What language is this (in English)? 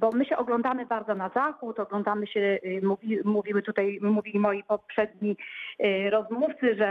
Polish